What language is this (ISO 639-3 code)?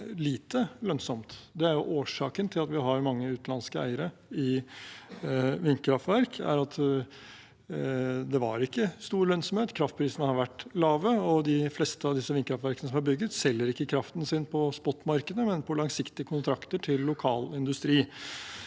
nor